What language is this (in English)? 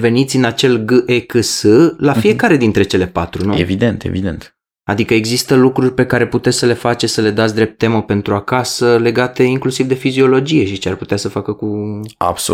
Romanian